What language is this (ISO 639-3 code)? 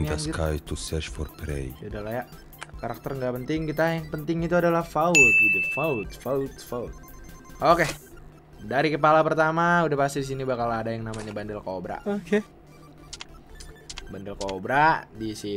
ind